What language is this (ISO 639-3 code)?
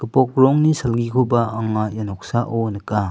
grt